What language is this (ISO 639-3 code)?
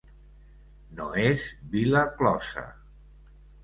cat